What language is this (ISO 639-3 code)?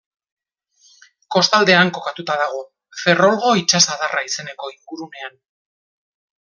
eus